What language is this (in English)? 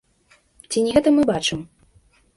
Belarusian